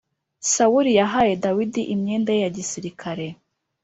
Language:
Kinyarwanda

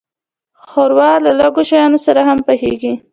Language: Pashto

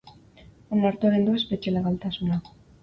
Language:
Basque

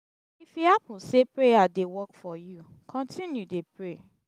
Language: Nigerian Pidgin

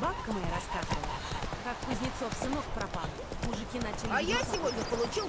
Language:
Russian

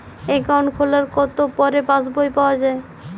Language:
Bangla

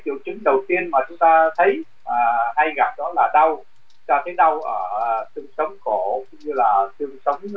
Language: Vietnamese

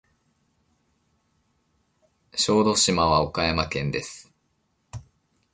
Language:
Japanese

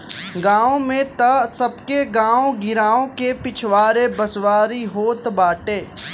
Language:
Bhojpuri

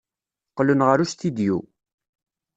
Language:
Kabyle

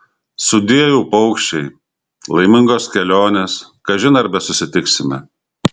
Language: Lithuanian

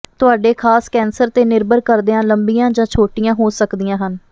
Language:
Punjabi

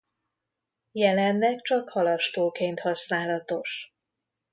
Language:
Hungarian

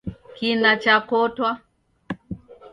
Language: Taita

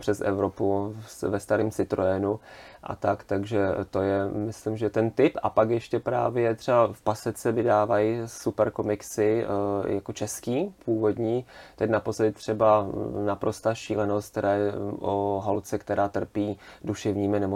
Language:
Czech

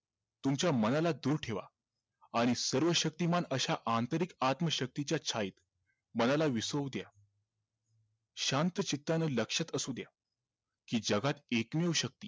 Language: Marathi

